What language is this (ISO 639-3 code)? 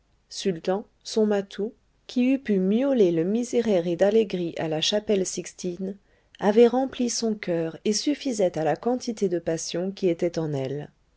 fra